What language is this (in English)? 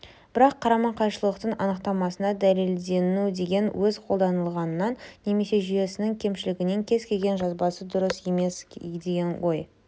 Kazakh